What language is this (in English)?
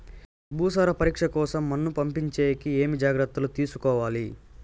Telugu